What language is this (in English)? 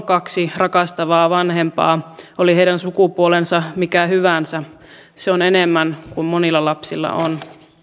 Finnish